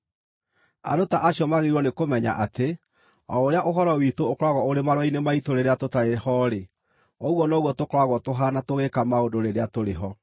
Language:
Kikuyu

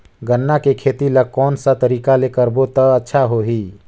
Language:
Chhattisgarhi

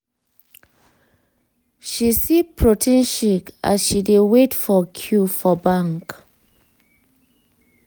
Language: Nigerian Pidgin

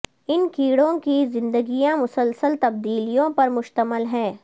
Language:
Urdu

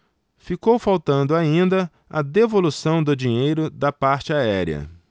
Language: Portuguese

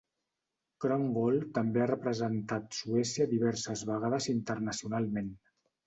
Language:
Catalan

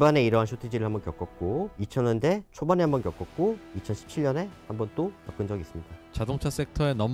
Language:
Korean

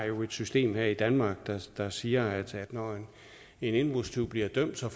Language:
Danish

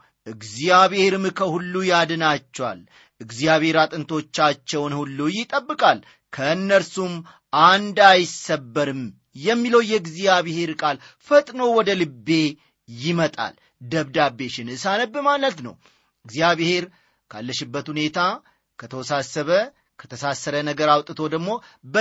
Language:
Amharic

